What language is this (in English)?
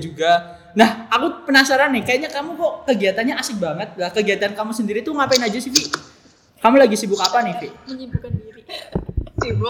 Indonesian